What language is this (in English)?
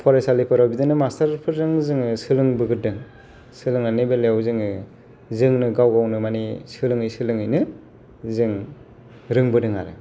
Bodo